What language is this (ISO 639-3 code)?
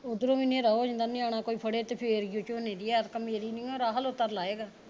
pan